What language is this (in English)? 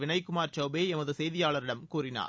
Tamil